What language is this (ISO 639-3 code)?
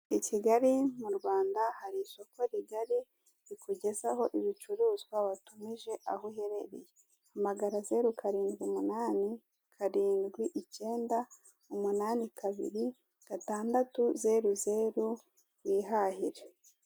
kin